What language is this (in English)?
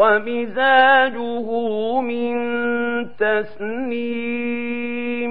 Arabic